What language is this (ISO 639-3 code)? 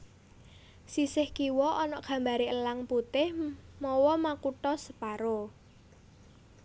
jav